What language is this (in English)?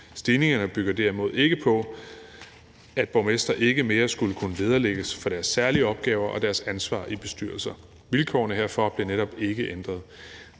Danish